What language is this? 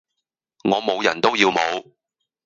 Cantonese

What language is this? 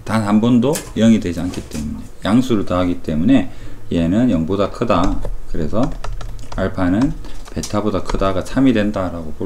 Korean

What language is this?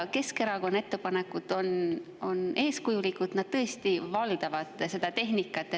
Estonian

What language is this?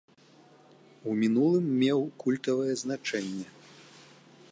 Belarusian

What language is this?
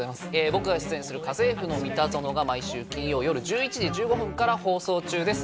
Japanese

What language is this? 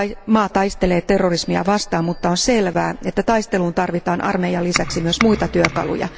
Finnish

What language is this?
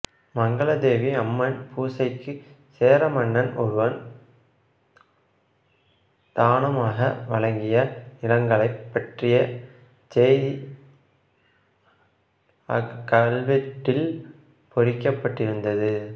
Tamil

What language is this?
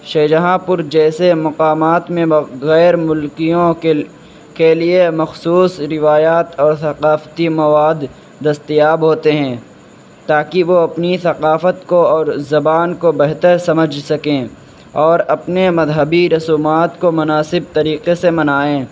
Urdu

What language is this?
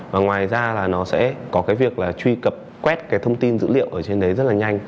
Vietnamese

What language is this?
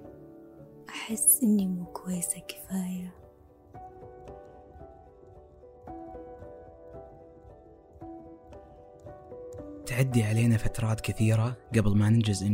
Arabic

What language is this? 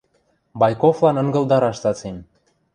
Western Mari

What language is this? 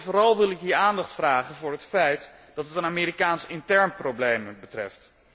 Dutch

